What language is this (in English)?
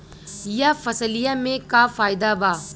Bhojpuri